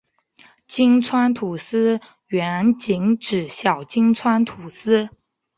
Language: Chinese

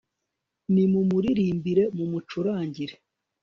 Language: Kinyarwanda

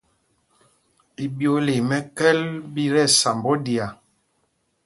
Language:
Mpumpong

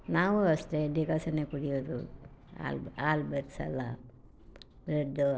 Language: Kannada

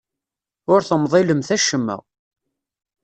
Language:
Kabyle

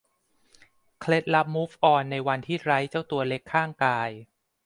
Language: Thai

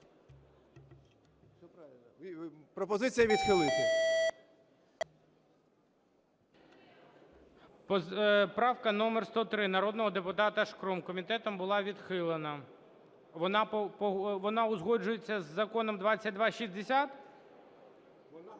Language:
Ukrainian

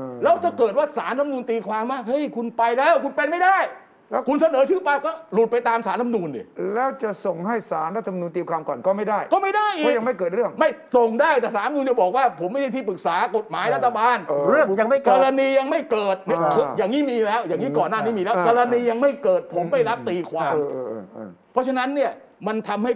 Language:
Thai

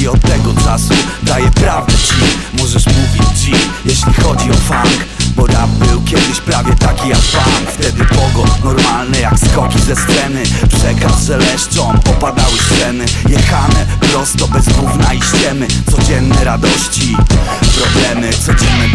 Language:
Polish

